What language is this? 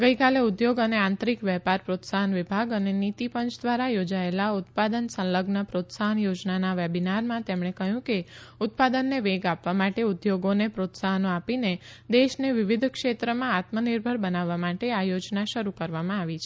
Gujarati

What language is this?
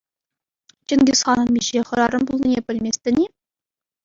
Chuvash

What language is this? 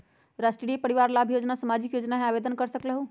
Magahi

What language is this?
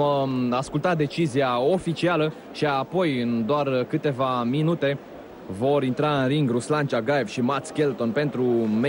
Romanian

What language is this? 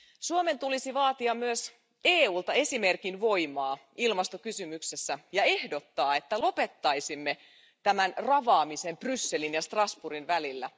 Finnish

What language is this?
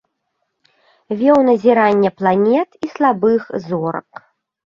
Belarusian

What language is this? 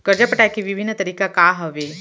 Chhattisgarhi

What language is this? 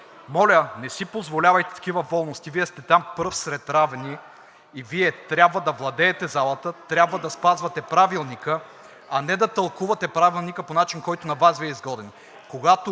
Bulgarian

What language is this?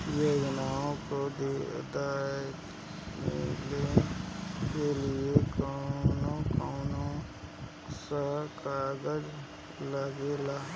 Bhojpuri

